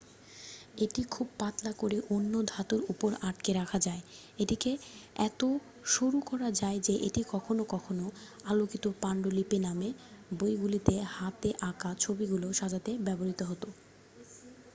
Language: Bangla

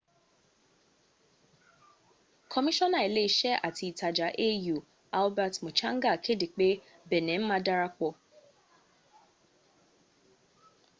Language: Yoruba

